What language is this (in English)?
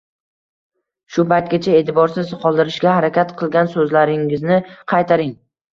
Uzbek